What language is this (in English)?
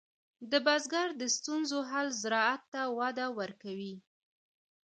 Pashto